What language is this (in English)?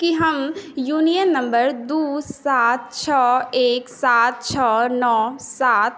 Maithili